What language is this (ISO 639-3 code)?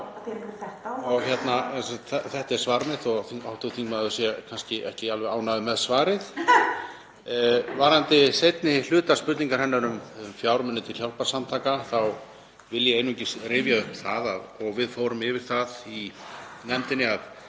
isl